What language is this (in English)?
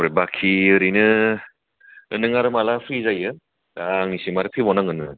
Bodo